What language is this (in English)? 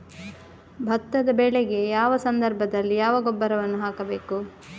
Kannada